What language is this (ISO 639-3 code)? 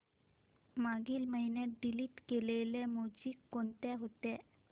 mar